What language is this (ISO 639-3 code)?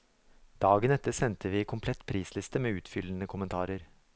nor